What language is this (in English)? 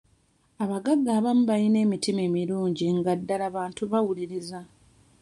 Ganda